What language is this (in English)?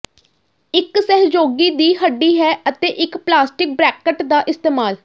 Punjabi